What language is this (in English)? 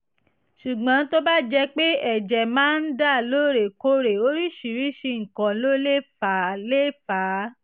Yoruba